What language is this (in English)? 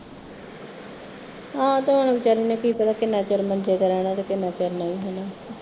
Punjabi